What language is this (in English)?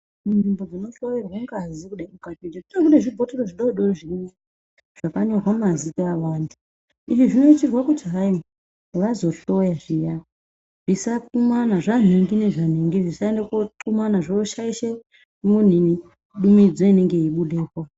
Ndau